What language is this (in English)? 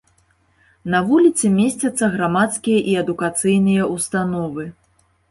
Belarusian